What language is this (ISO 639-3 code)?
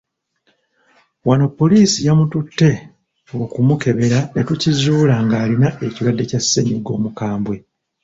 lug